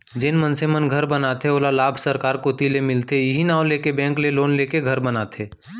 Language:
Chhattisgarhi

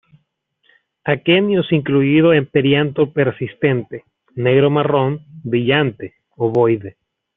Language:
Spanish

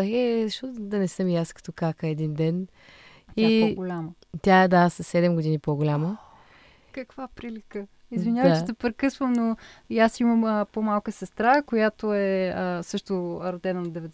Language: Bulgarian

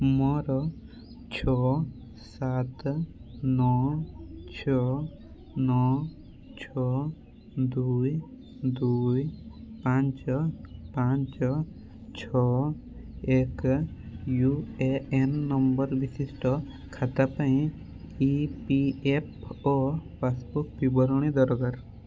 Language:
Odia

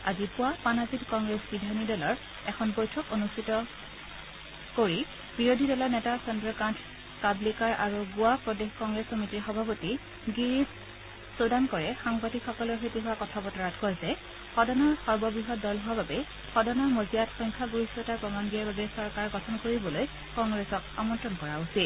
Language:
Assamese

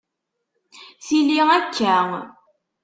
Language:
Kabyle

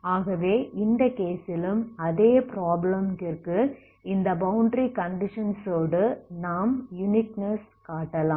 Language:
Tamil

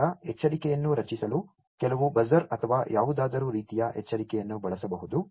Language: Kannada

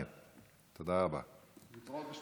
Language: Hebrew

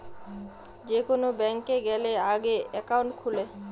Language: Bangla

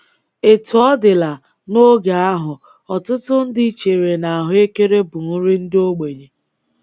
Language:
Igbo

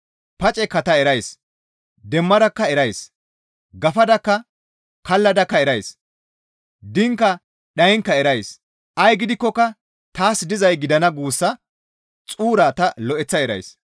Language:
Gamo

